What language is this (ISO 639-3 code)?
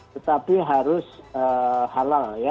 ind